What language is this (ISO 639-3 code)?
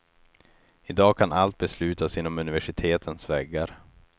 swe